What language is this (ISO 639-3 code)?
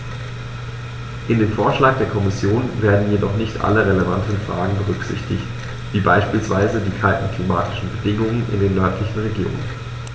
deu